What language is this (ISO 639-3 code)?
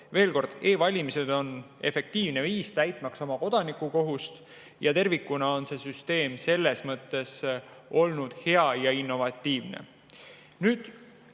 est